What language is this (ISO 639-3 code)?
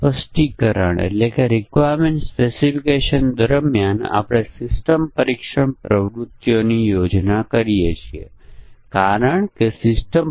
guj